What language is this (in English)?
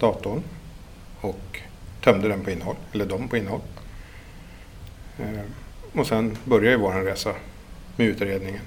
Swedish